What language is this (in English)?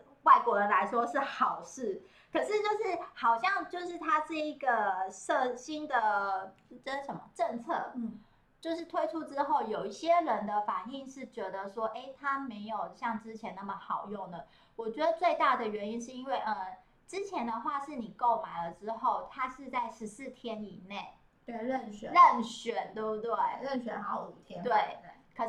Chinese